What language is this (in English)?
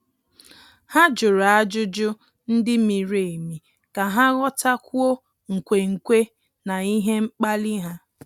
Igbo